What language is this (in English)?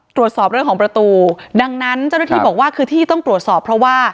Thai